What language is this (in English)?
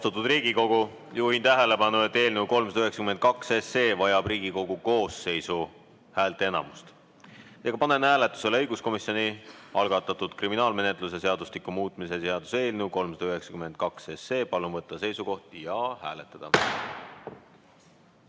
Estonian